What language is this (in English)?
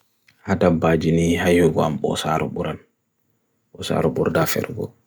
Bagirmi Fulfulde